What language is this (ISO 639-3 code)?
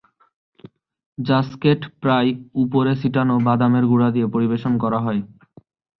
ben